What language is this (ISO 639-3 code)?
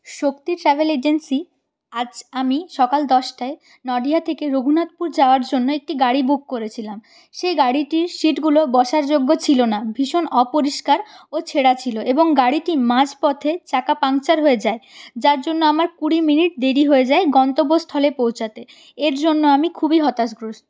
ben